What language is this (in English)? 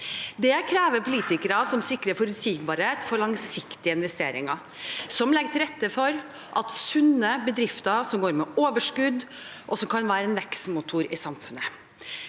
Norwegian